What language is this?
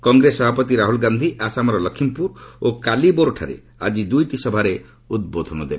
Odia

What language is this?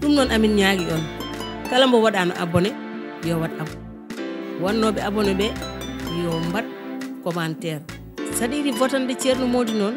Romanian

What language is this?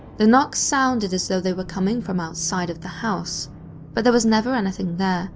English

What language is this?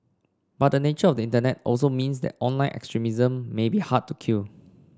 English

